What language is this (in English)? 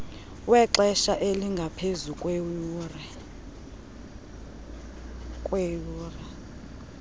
Xhosa